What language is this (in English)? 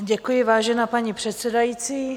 Czech